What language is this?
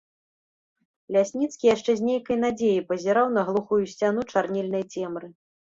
Belarusian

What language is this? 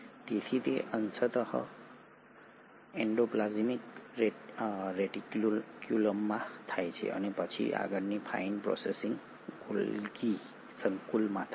Gujarati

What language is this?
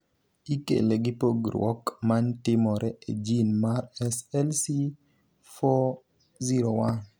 Luo (Kenya and Tanzania)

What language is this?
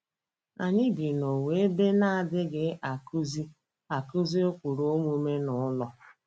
Igbo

